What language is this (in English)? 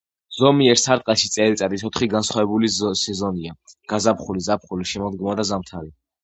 Georgian